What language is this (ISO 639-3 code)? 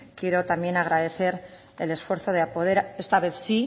spa